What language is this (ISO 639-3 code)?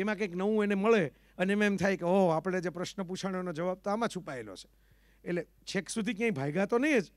guj